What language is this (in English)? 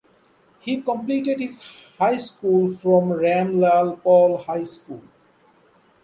English